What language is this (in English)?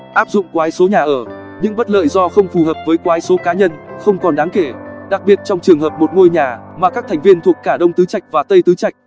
Vietnamese